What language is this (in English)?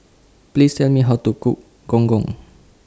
English